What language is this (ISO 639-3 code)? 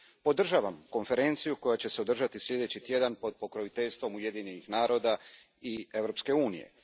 hrv